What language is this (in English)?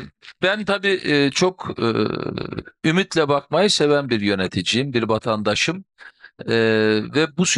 Turkish